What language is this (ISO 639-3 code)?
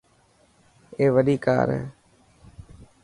mki